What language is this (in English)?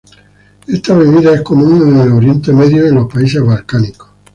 Spanish